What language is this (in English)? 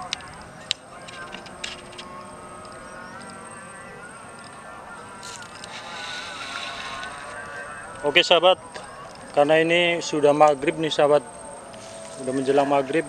Indonesian